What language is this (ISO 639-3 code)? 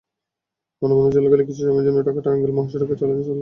ben